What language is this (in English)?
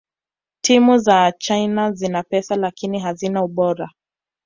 Swahili